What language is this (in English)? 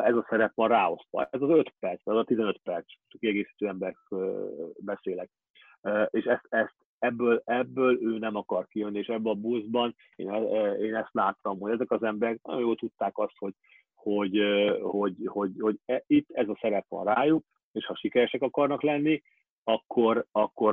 Hungarian